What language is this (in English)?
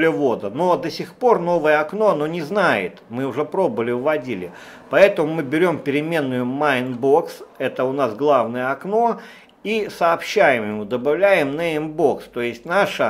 Russian